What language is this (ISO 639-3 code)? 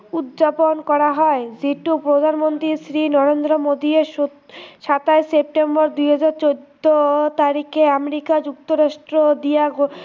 asm